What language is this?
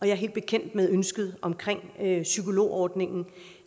Danish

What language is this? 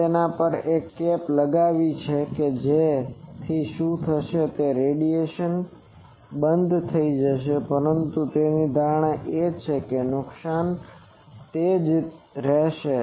Gujarati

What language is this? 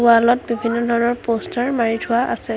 Assamese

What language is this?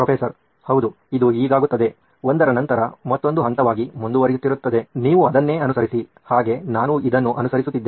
Kannada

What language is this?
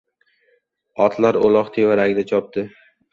Uzbek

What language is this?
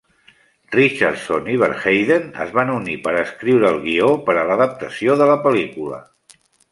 Catalan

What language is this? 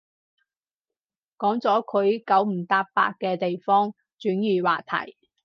Cantonese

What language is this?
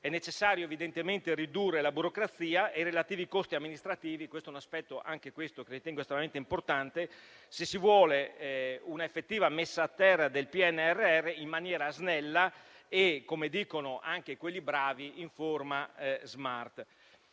Italian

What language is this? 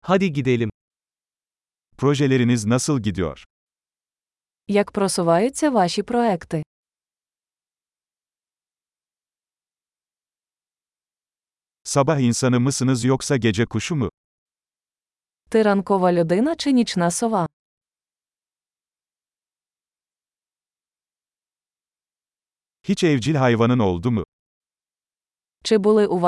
Turkish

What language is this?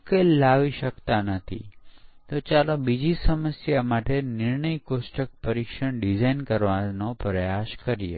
Gujarati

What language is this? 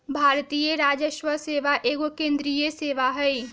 Magahi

